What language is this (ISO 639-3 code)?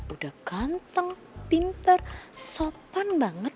ind